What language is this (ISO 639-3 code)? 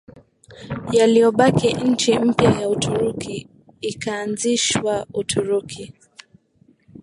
swa